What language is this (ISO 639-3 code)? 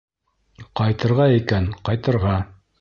bak